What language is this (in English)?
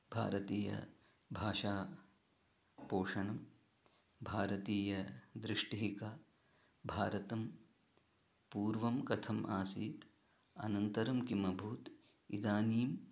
Sanskrit